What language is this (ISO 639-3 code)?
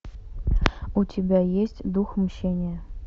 rus